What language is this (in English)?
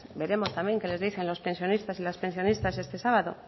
Spanish